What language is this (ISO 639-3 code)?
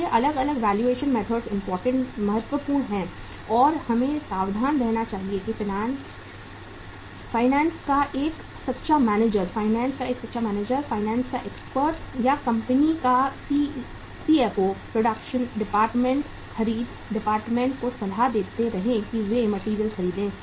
hin